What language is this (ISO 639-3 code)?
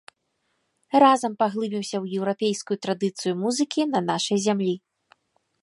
bel